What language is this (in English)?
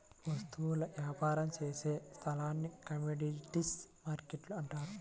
Telugu